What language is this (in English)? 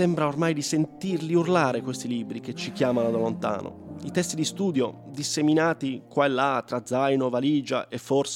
Italian